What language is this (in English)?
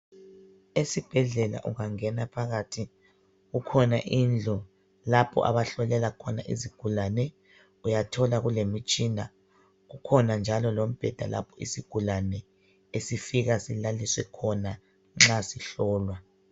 North Ndebele